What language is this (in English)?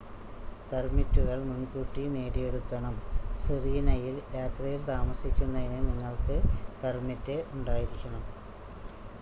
Malayalam